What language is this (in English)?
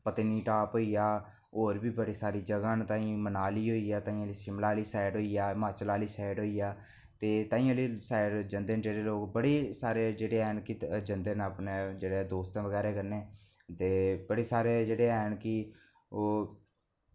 Dogri